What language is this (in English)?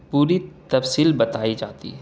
Urdu